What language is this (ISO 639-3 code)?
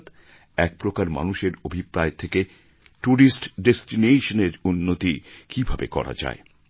ben